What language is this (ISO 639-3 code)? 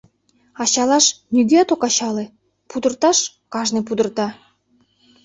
chm